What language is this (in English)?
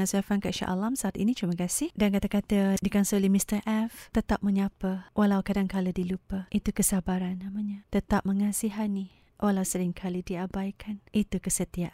Malay